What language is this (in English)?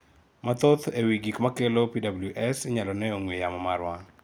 Luo (Kenya and Tanzania)